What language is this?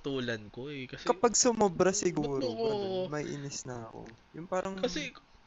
Filipino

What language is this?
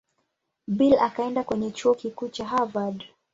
Swahili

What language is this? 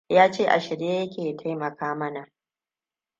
Hausa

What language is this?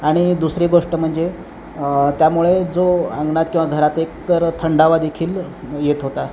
Marathi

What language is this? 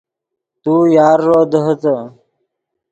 Yidgha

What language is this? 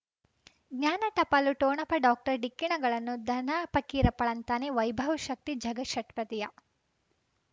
Kannada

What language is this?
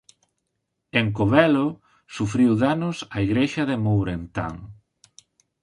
Galician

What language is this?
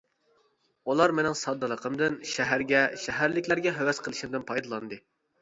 Uyghur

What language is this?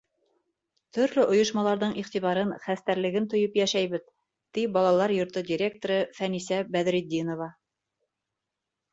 Bashkir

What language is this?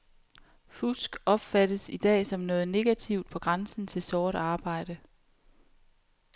Danish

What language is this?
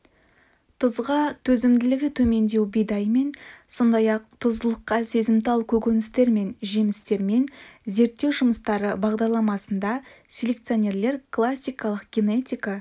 Kazakh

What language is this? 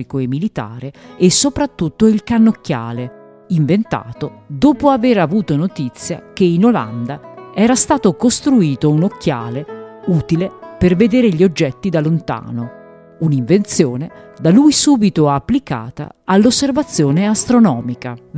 Italian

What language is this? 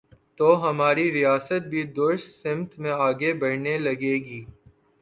Urdu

